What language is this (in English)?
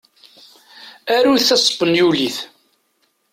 Kabyle